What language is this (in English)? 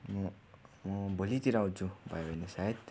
Nepali